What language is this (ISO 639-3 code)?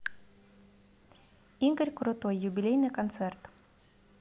rus